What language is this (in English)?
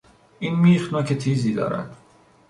Persian